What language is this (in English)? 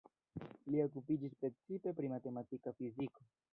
Esperanto